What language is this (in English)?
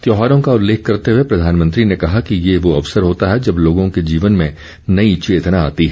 Hindi